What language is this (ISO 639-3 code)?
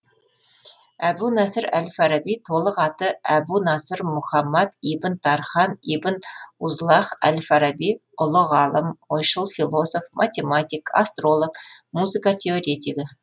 kaz